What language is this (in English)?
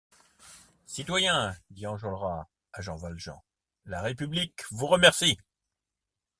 French